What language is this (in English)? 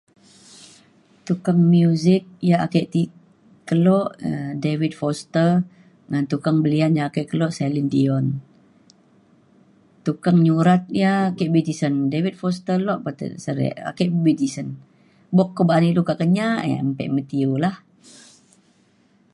Mainstream Kenyah